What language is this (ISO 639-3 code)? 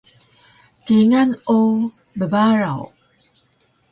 trv